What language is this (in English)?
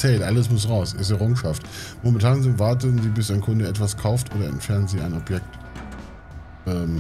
German